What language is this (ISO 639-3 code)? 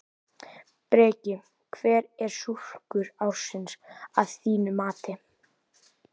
isl